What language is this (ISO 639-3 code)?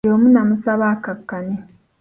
lug